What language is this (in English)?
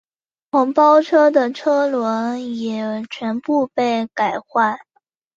Chinese